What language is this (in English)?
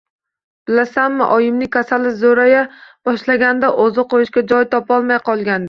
Uzbek